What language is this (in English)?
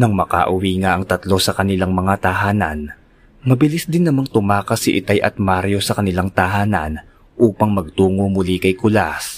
Filipino